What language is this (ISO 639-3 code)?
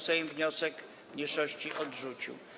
pol